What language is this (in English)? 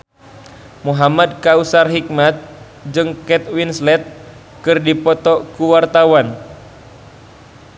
Sundanese